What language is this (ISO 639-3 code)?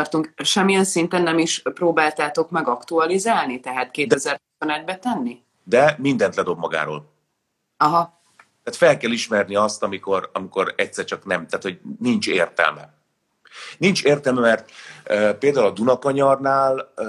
hun